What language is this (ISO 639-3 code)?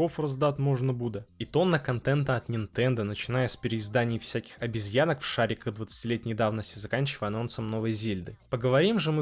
rus